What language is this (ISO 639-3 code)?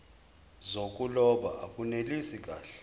zul